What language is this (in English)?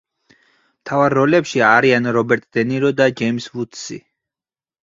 Georgian